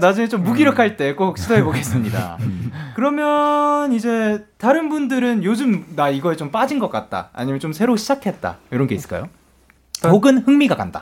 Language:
Korean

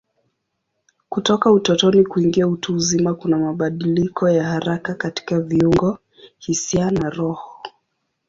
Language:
Swahili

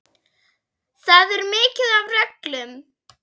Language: Icelandic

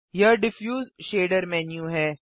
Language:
Hindi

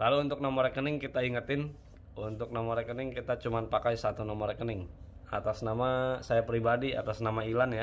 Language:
Indonesian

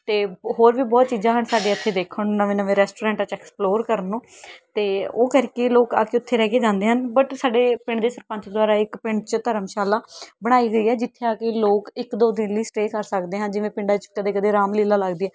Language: Punjabi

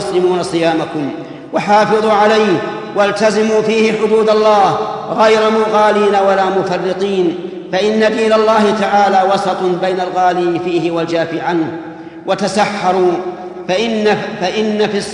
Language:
Arabic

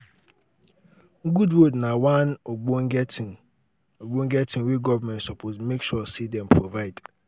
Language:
Nigerian Pidgin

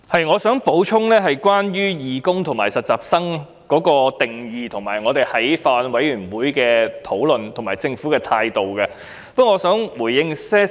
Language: Cantonese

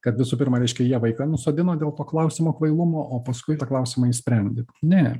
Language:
Lithuanian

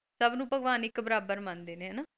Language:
Punjabi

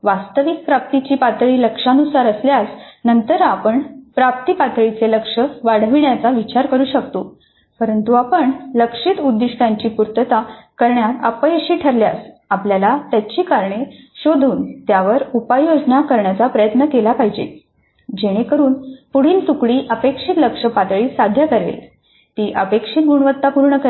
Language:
Marathi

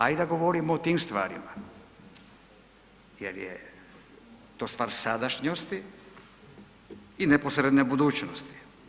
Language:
Croatian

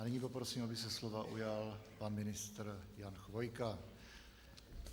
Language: Czech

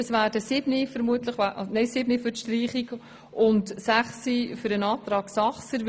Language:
Swiss German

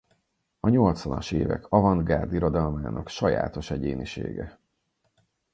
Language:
Hungarian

